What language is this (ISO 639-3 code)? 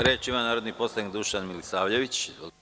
srp